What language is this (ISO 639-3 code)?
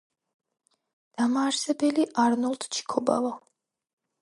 kat